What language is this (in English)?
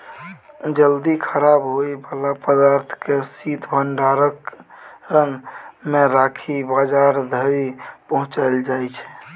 Maithili